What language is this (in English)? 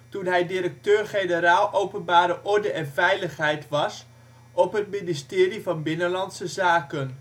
Dutch